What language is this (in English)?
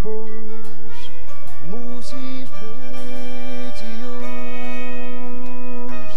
Polish